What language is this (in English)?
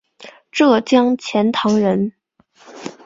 Chinese